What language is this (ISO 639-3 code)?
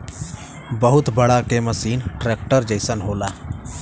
bho